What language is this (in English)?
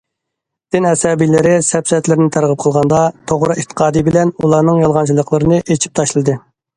Uyghur